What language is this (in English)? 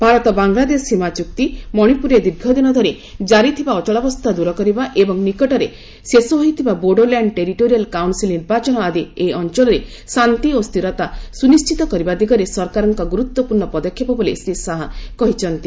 Odia